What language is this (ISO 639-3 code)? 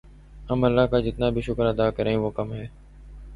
urd